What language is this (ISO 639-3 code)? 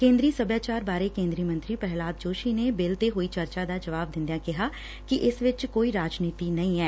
pan